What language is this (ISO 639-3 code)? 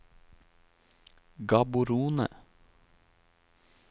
nor